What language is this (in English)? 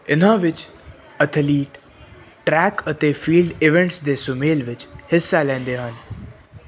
Punjabi